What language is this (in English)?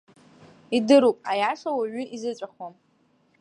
Abkhazian